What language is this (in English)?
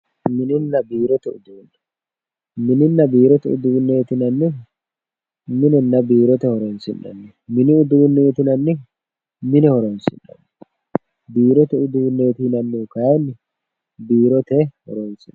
Sidamo